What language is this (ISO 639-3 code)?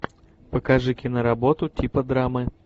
rus